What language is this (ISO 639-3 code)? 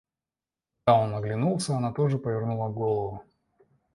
rus